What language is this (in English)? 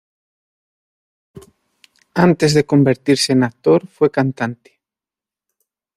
Spanish